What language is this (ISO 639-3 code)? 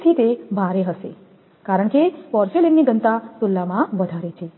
guj